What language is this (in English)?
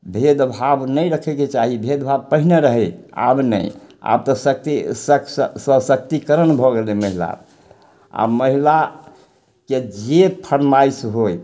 Maithili